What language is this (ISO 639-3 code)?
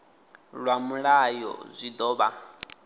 ven